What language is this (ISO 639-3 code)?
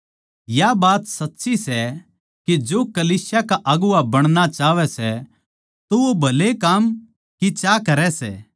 bgc